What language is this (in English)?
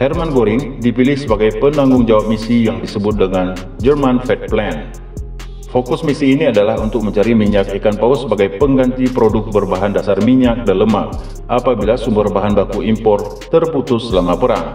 Indonesian